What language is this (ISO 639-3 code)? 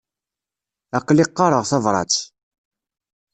kab